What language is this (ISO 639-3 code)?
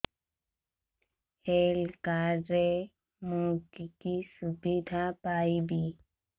ori